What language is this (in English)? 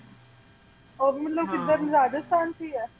Punjabi